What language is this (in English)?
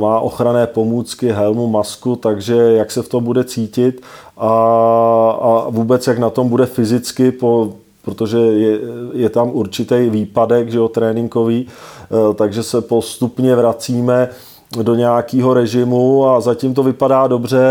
Czech